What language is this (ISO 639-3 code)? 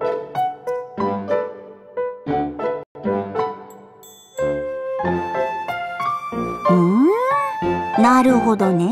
jpn